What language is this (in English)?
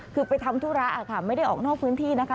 Thai